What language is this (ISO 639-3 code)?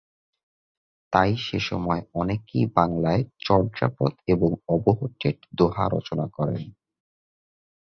ben